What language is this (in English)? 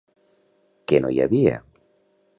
Catalan